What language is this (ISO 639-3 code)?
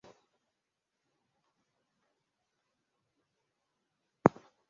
swa